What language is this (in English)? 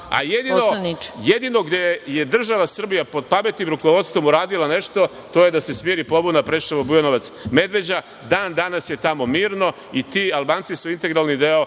Serbian